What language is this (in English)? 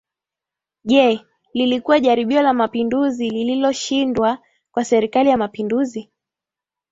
Swahili